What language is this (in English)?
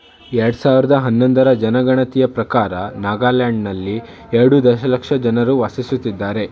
Kannada